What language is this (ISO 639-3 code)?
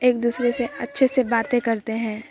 urd